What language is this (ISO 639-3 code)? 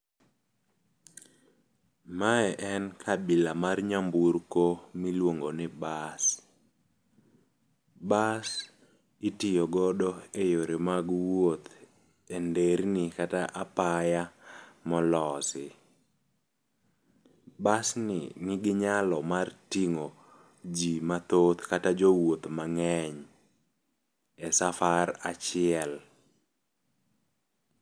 luo